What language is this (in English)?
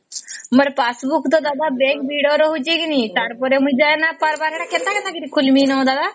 Odia